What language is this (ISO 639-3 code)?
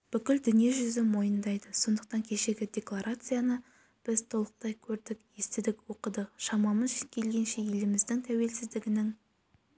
kaz